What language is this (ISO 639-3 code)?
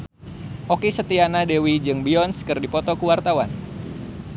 sun